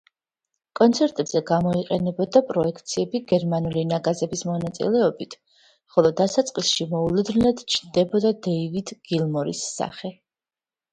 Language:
Georgian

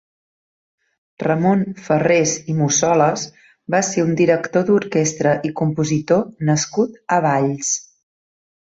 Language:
Catalan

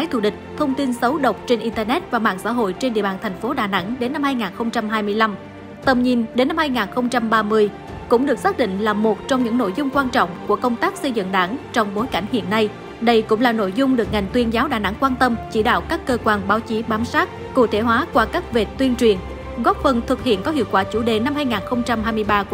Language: Vietnamese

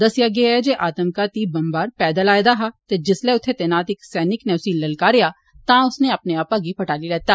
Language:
Dogri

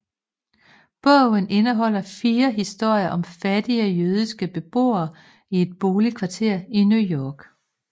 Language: Danish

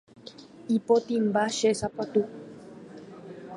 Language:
Guarani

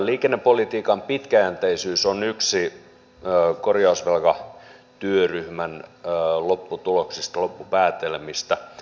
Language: Finnish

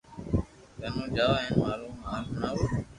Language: Loarki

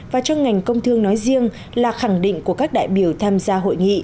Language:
Vietnamese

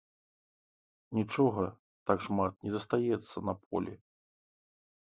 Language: Belarusian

